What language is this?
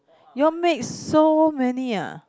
English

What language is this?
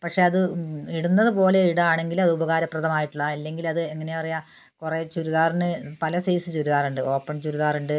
Malayalam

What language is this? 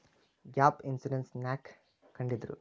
Kannada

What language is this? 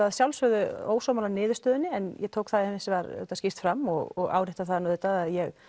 Icelandic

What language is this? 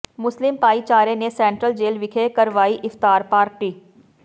Punjabi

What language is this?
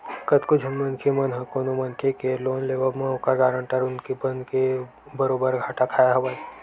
Chhattisgarhi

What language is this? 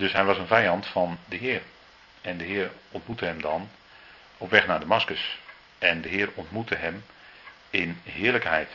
Dutch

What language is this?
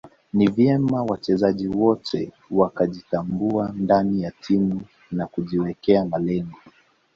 Swahili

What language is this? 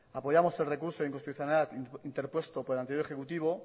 Spanish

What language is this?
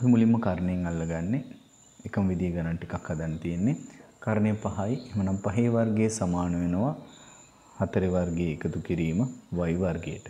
English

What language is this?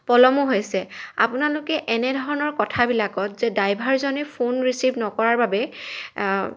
Assamese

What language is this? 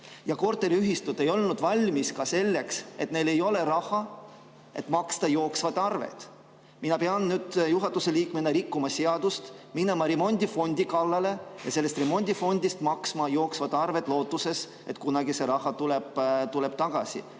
Estonian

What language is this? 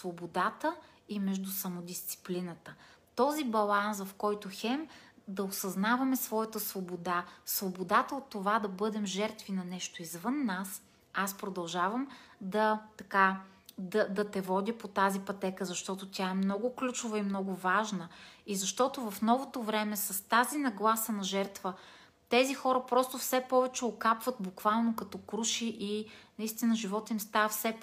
Bulgarian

